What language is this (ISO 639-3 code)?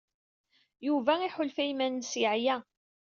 kab